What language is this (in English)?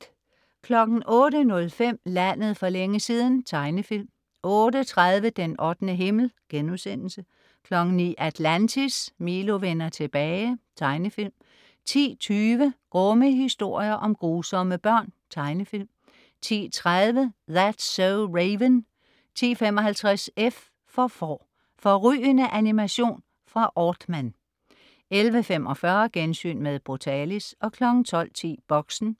Danish